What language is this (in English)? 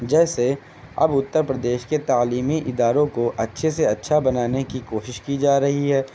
Urdu